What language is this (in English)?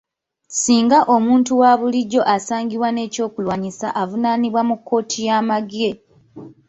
Ganda